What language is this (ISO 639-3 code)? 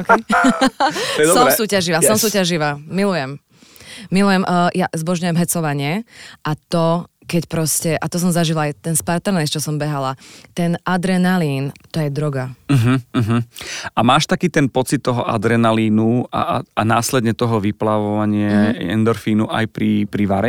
slk